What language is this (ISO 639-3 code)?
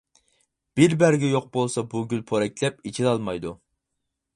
uig